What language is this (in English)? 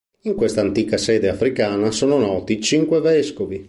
Italian